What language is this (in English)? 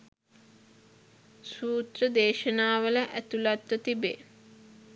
Sinhala